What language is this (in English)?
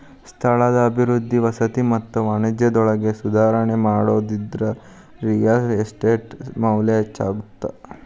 Kannada